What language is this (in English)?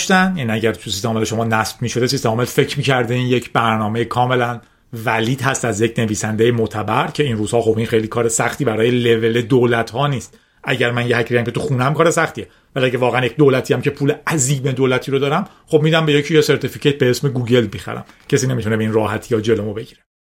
Persian